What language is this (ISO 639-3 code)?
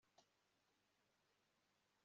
kin